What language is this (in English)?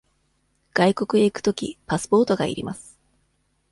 Japanese